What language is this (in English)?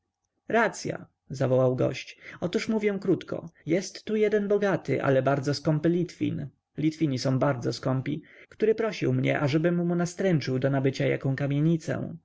Polish